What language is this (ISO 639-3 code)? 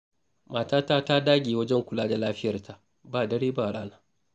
hau